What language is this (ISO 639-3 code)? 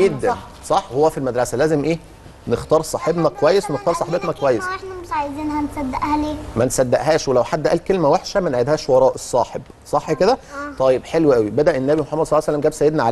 ara